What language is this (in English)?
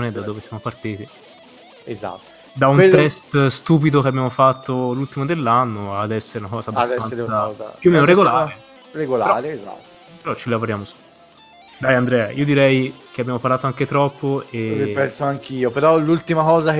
Italian